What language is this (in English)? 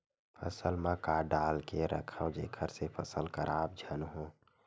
Chhattisgarhi